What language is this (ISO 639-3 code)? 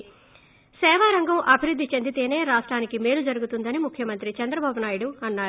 tel